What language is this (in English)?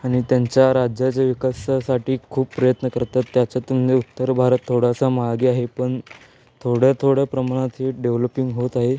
Marathi